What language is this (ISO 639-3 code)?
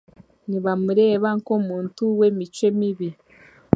cgg